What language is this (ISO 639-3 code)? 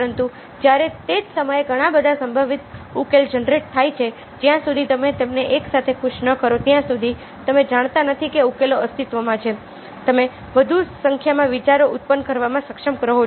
guj